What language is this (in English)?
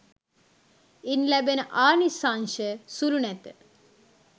Sinhala